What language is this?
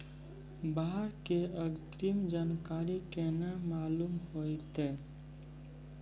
Maithili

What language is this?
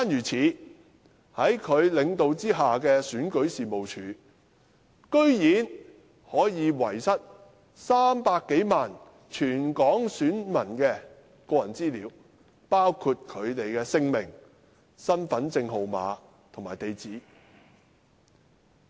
Cantonese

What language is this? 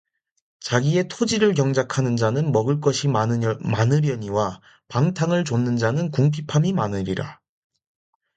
Korean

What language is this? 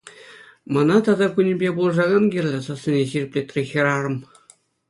Chuvash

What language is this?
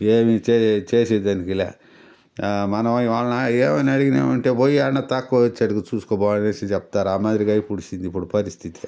Telugu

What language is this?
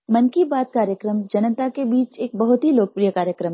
Hindi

